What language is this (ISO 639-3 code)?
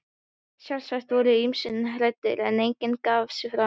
isl